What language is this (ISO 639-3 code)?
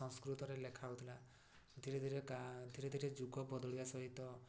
ori